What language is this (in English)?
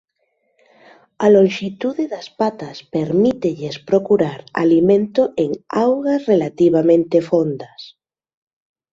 Galician